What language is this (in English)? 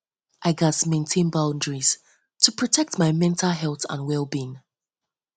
Nigerian Pidgin